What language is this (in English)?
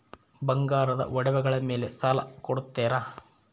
Kannada